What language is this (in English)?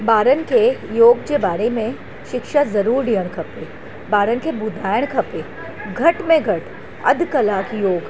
Sindhi